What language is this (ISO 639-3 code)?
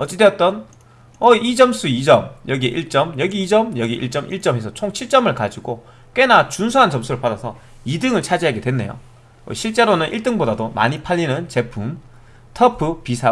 kor